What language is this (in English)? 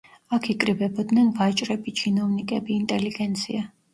Georgian